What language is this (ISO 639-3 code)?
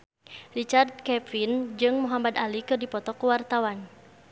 sun